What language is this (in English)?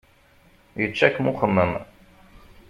Kabyle